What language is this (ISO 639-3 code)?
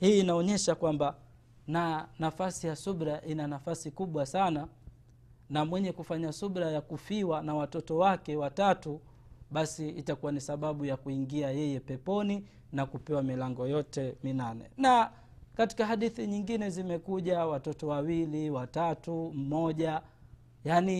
swa